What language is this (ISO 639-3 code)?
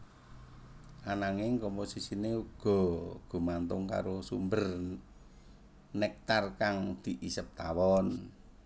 jav